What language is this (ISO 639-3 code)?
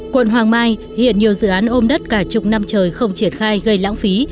vie